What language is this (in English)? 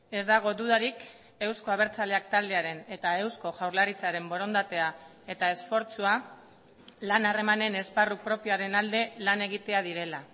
Basque